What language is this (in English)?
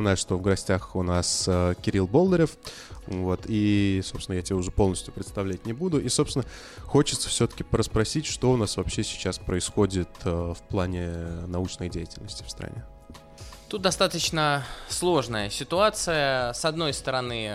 Russian